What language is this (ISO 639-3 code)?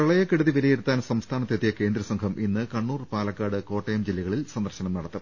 mal